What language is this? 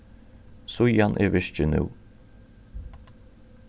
Faroese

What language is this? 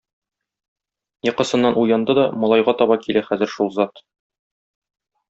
Tatar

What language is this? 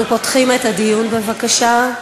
Hebrew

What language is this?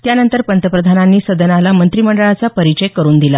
Marathi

